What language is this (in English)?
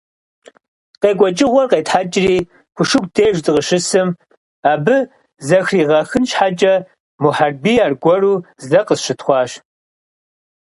Kabardian